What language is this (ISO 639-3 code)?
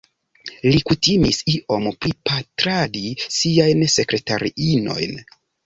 epo